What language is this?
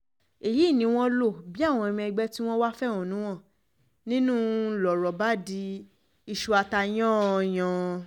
Yoruba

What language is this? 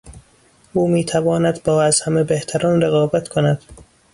Persian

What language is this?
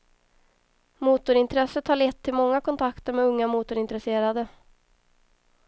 Swedish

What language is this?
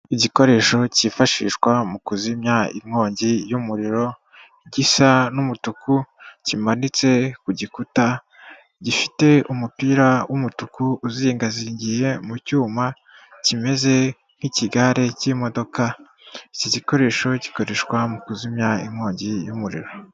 Kinyarwanda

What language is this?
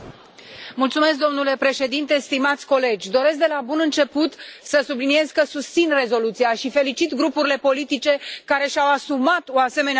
Romanian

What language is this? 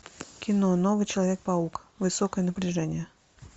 Russian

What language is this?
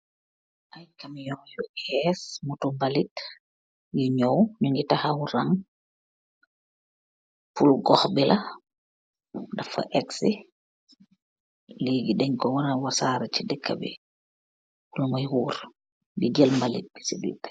Wolof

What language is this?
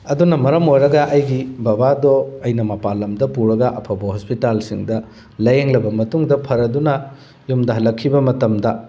Manipuri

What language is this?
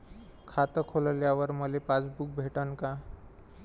Marathi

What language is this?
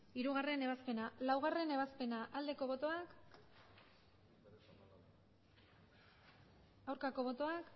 Basque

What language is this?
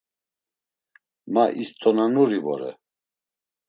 Laz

